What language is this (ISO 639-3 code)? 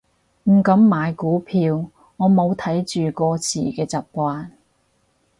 yue